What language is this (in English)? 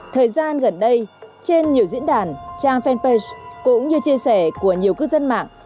Vietnamese